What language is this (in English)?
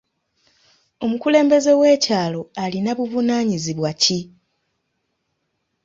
Ganda